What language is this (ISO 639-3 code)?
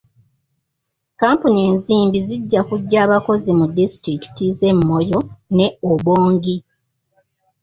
lug